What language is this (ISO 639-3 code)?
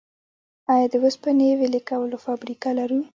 pus